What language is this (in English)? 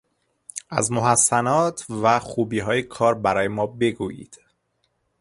Persian